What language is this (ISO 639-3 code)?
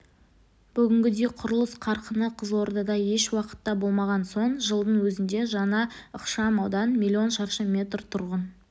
kaz